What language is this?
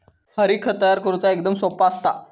Marathi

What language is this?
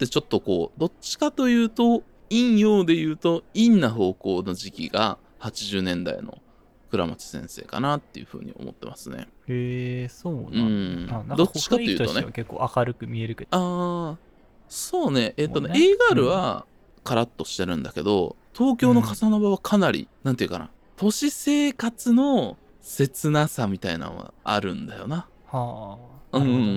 Japanese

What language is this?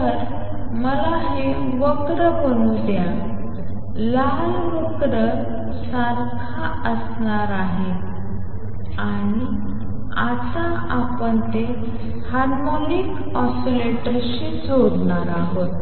Marathi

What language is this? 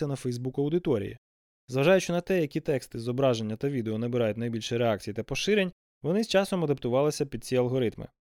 Ukrainian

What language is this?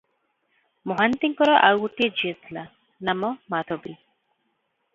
Odia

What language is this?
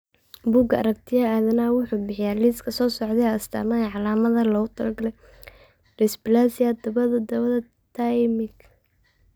Somali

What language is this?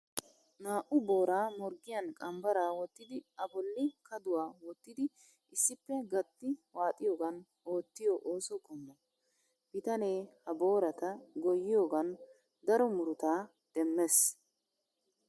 Wolaytta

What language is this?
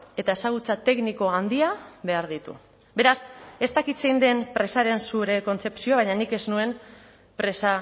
Basque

